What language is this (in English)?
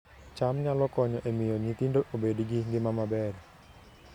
Luo (Kenya and Tanzania)